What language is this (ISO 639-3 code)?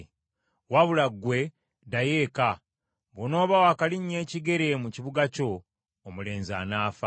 lug